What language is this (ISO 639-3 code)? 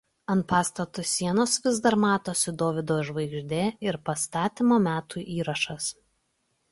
lit